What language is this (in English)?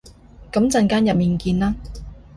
Cantonese